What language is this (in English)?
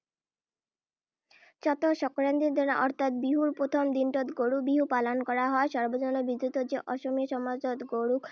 Assamese